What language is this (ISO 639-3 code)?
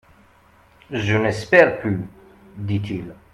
fra